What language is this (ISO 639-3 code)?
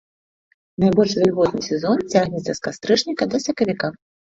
bel